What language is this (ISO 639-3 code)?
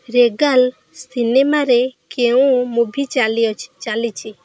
ori